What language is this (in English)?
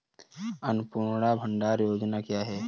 Hindi